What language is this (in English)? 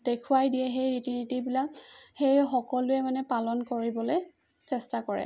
Assamese